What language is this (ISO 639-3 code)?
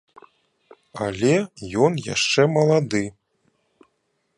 bel